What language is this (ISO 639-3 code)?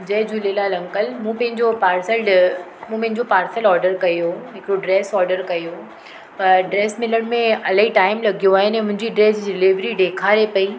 snd